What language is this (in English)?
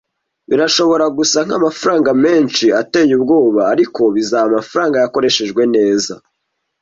Kinyarwanda